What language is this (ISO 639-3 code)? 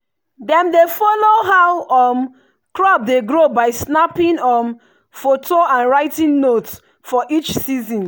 pcm